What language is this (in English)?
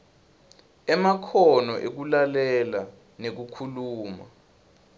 Swati